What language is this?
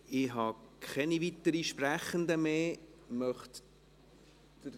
Swiss German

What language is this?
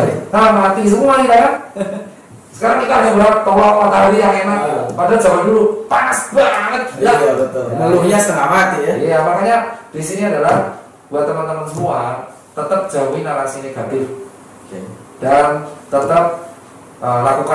Indonesian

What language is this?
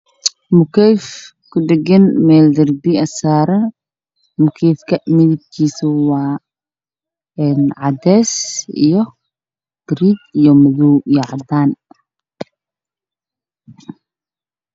Somali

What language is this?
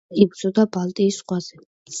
Georgian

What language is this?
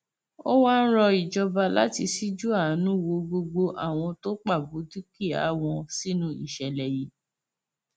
Yoruba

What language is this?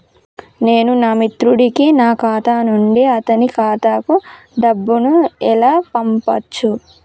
Telugu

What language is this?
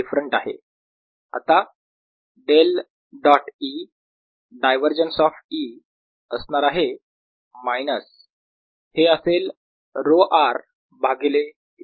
Marathi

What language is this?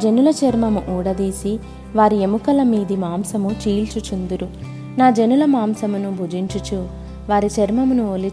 Telugu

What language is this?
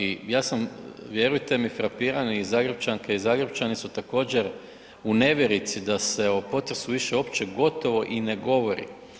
Croatian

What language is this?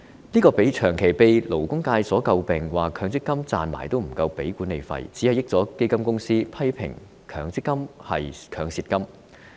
Cantonese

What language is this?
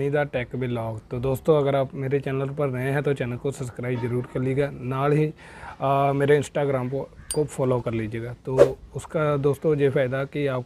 Hindi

